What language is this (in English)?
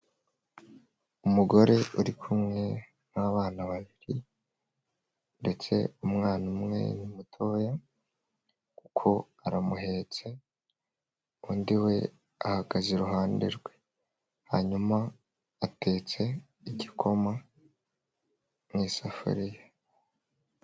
Kinyarwanda